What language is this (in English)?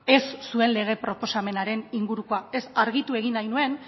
Basque